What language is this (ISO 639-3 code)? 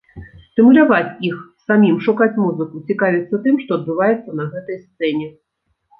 bel